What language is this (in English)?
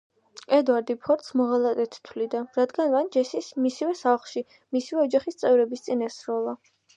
Georgian